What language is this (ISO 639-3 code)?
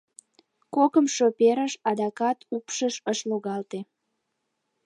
chm